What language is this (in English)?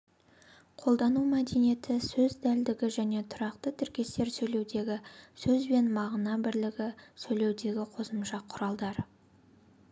Kazakh